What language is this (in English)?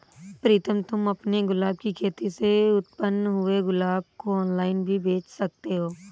Hindi